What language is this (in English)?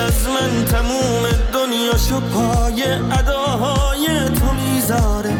Persian